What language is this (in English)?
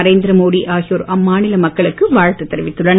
Tamil